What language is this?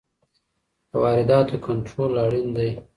Pashto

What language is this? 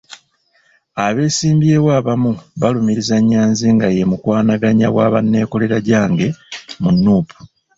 Ganda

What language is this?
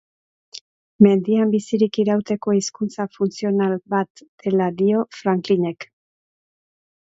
Basque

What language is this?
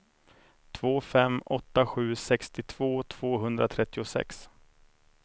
Swedish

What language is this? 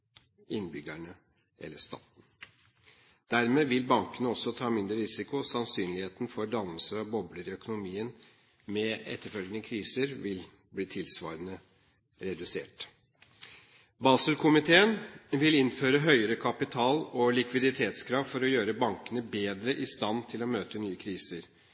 Norwegian Bokmål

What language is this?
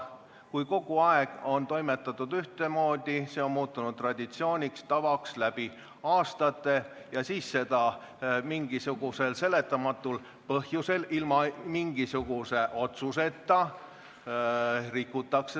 Estonian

